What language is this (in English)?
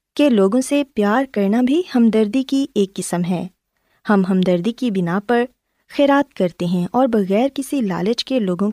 Urdu